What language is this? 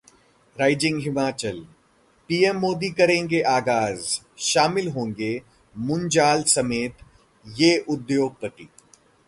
Hindi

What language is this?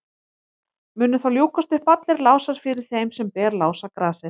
Icelandic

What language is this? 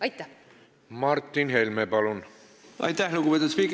Estonian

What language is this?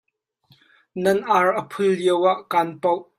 Hakha Chin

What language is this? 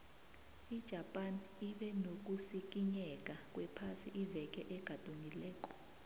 South Ndebele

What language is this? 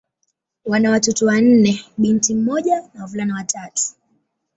Swahili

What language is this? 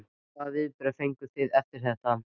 Icelandic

